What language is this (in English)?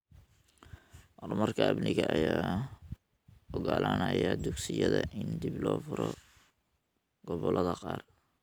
Somali